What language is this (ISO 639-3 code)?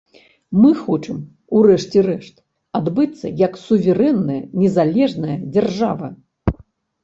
bel